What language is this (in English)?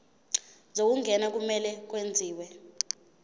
Zulu